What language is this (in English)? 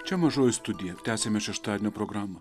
Lithuanian